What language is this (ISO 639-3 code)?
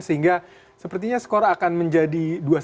ind